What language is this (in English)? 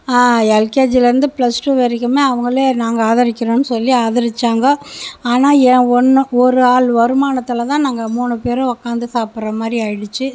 Tamil